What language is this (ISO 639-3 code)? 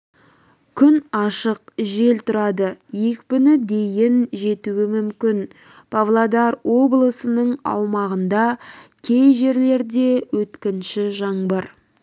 kaz